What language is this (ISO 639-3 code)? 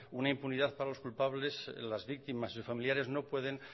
spa